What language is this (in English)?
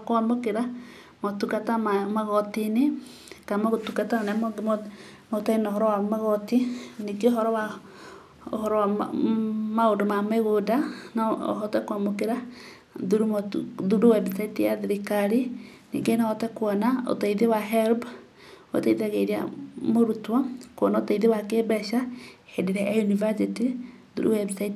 Kikuyu